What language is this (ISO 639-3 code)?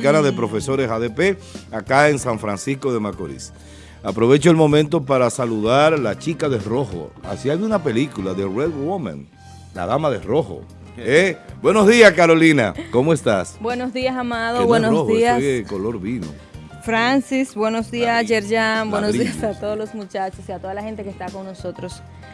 spa